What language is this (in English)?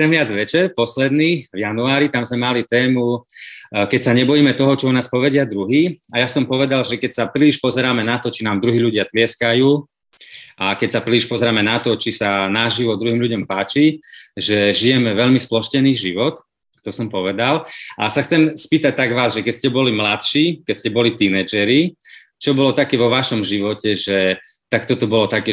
Slovak